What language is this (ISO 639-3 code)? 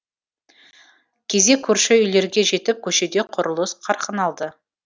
kaz